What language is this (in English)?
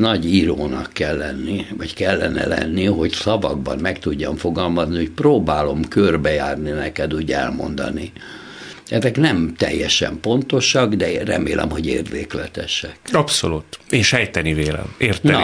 Hungarian